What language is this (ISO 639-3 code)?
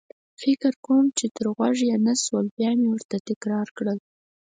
pus